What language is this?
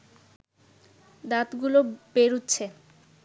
Bangla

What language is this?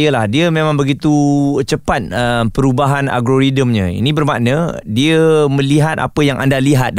Malay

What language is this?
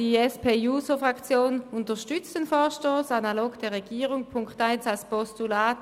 Swiss German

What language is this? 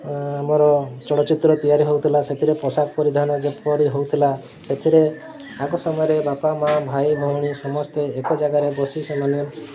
Odia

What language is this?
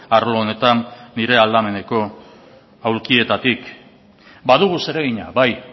Basque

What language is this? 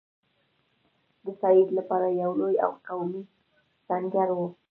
Pashto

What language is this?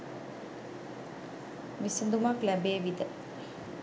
Sinhala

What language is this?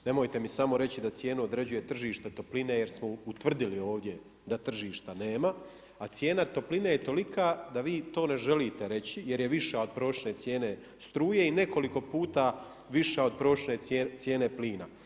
Croatian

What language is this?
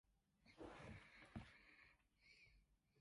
Cantonese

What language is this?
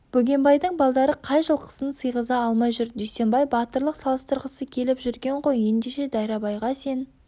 Kazakh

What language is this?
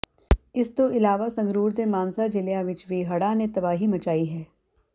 Punjabi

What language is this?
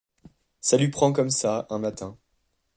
French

